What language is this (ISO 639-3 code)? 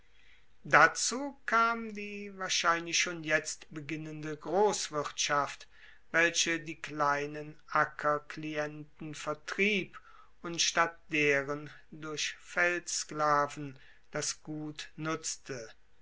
deu